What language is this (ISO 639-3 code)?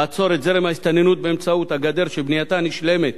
heb